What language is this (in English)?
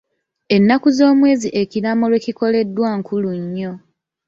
Ganda